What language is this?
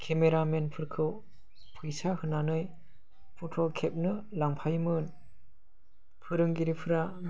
Bodo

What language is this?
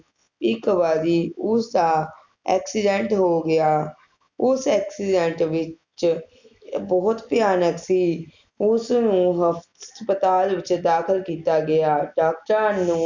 Punjabi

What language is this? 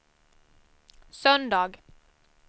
Swedish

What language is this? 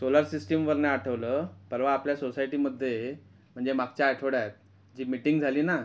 Marathi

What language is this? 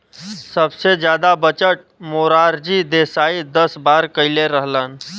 Bhojpuri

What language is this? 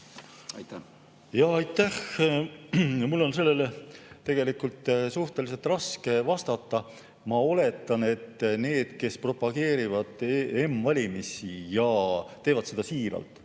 Estonian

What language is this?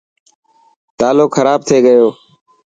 Dhatki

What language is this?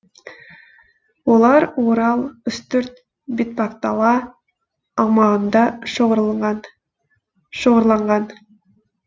Kazakh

